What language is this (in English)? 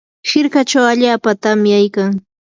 Yanahuanca Pasco Quechua